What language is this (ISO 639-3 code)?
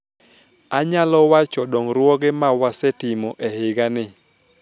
luo